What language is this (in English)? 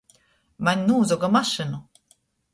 Latgalian